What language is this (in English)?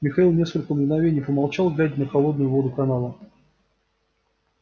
Russian